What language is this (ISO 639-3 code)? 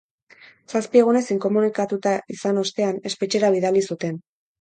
eus